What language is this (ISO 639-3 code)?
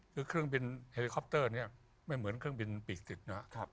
tha